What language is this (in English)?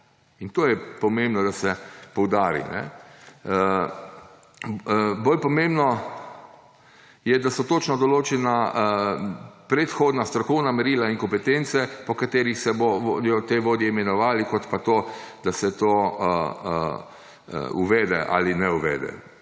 Slovenian